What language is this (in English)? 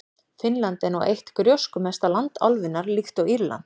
Icelandic